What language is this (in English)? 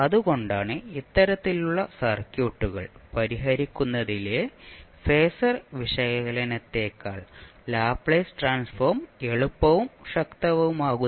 Malayalam